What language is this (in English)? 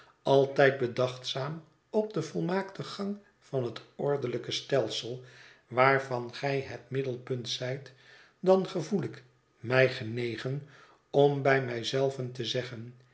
Dutch